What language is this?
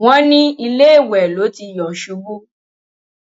Yoruba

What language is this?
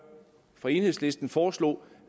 Danish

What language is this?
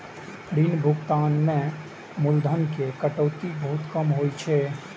Maithili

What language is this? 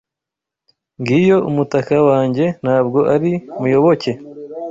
Kinyarwanda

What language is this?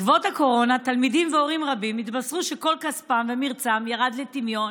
Hebrew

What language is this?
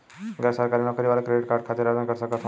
Bhojpuri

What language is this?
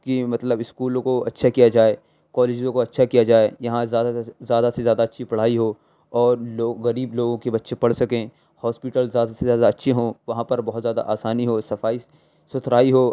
Urdu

